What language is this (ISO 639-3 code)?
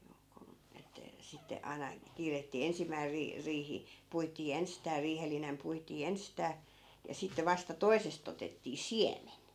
fin